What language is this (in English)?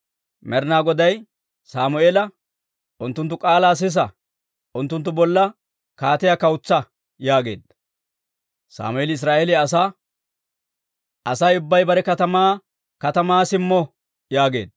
Dawro